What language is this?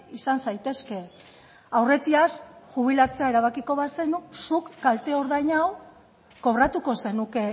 Basque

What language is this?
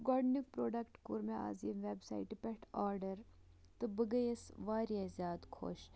Kashmiri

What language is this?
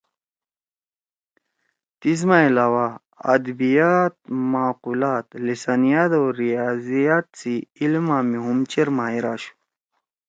Torwali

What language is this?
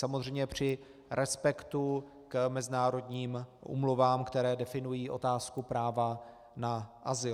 Czech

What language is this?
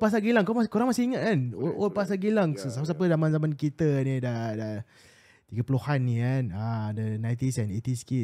Malay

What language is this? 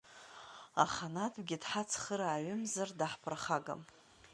Abkhazian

